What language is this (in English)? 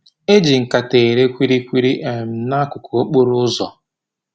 Igbo